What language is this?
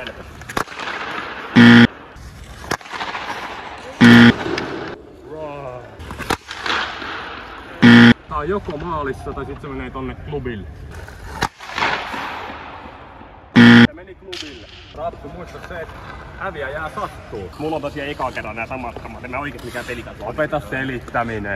Finnish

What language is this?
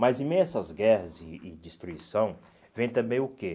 Portuguese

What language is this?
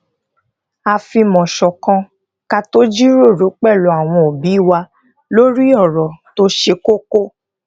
Yoruba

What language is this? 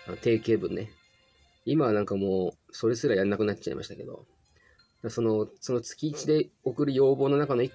Japanese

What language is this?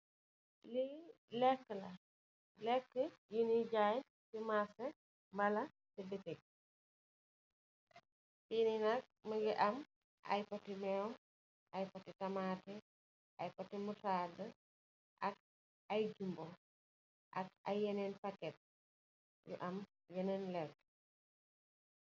Wolof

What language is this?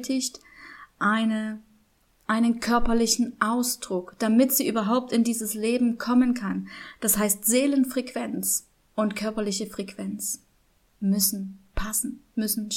German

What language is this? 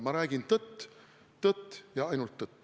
Estonian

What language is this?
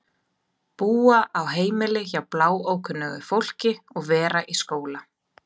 Icelandic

